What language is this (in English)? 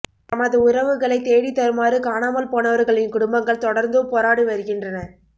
Tamil